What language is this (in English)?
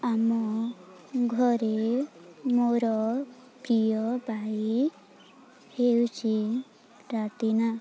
Odia